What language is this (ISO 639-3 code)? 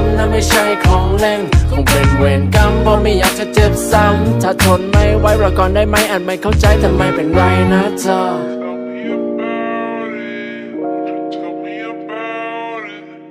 tha